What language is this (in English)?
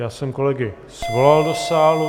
Czech